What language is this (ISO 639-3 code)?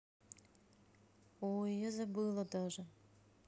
rus